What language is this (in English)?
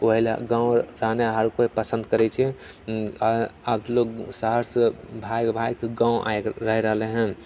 Maithili